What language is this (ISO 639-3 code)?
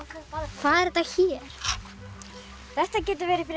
isl